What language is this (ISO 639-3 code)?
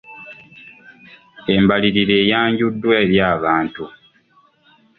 lug